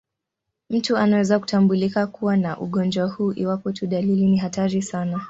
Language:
Swahili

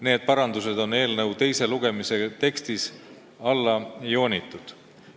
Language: Estonian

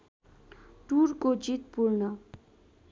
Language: Nepali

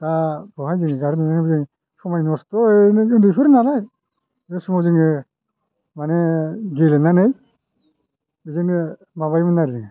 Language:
Bodo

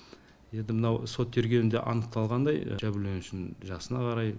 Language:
Kazakh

